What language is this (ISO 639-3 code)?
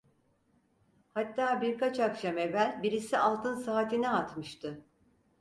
tur